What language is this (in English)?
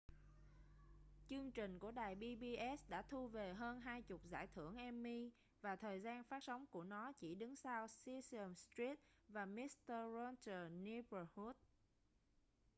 Vietnamese